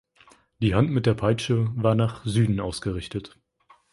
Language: German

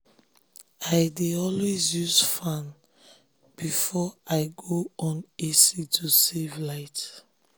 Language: Nigerian Pidgin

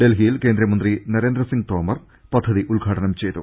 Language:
Malayalam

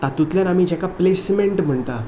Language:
Konkani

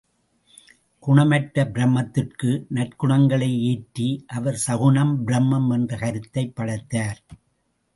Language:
Tamil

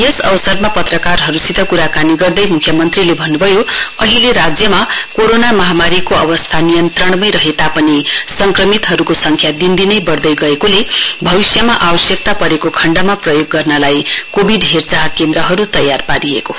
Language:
Nepali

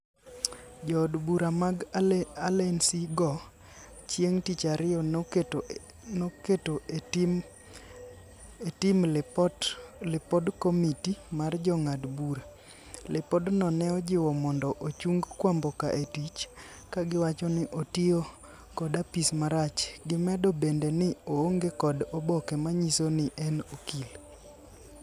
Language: Luo (Kenya and Tanzania)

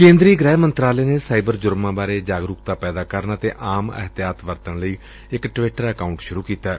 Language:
Punjabi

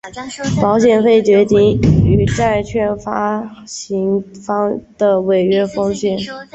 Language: Chinese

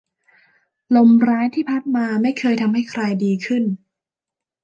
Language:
Thai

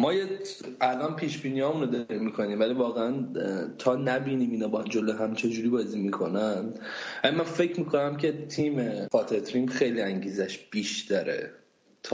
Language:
Persian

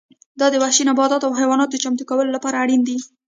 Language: Pashto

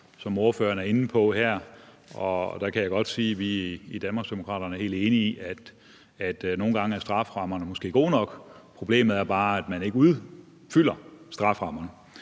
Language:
Danish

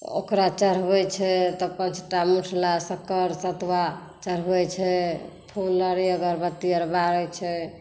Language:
Maithili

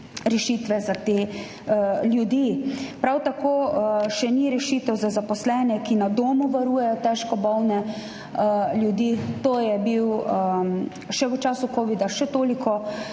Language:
Slovenian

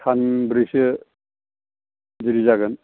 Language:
Bodo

